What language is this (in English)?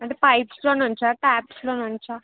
Telugu